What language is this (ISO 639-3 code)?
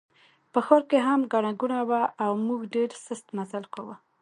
pus